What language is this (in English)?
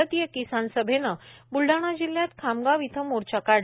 Marathi